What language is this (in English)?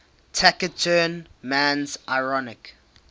English